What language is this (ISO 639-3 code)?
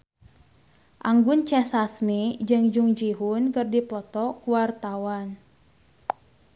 sun